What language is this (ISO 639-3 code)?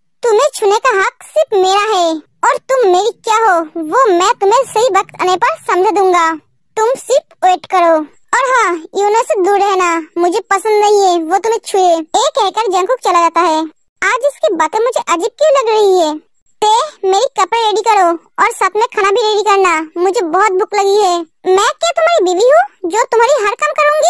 hin